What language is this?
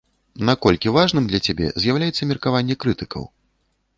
Belarusian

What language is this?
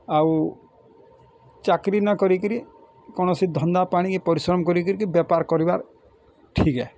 Odia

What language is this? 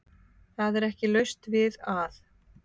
Icelandic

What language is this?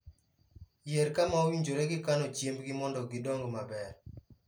Luo (Kenya and Tanzania)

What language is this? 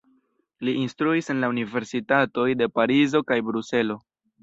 Esperanto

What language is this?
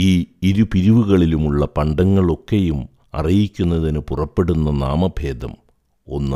Malayalam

